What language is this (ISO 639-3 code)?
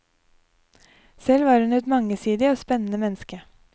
nor